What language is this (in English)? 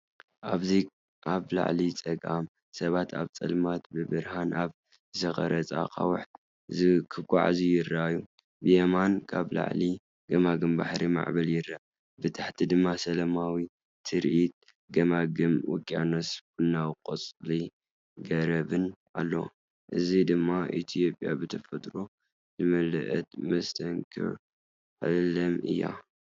Tigrinya